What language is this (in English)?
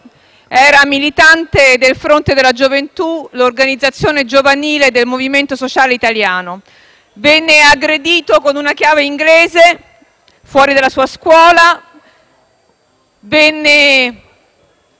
Italian